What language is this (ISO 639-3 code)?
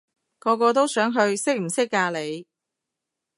yue